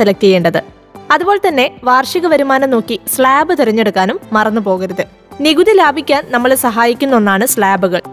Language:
Malayalam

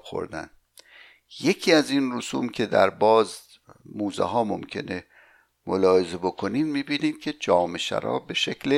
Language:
Persian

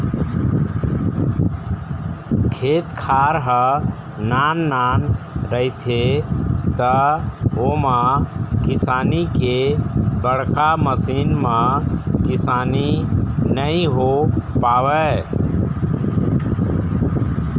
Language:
Chhattisgarhi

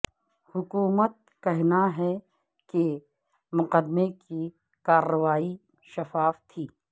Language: Urdu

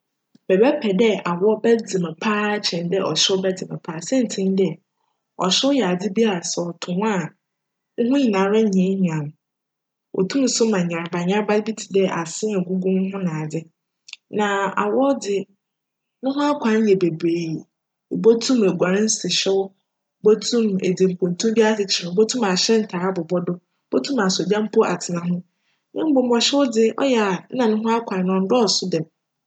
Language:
Akan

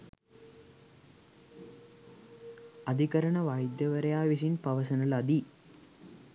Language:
Sinhala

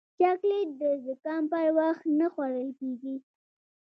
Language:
Pashto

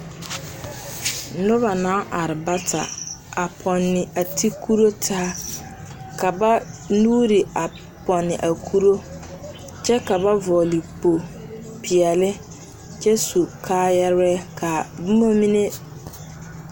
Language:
Southern Dagaare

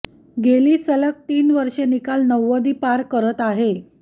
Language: Marathi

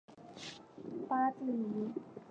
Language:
Chinese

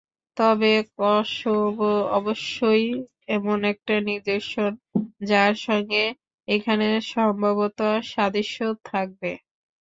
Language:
Bangla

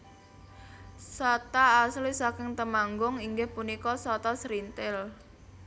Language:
Javanese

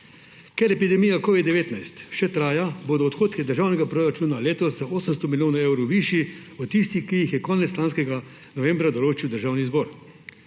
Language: Slovenian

